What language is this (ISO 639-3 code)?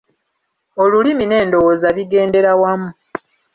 lug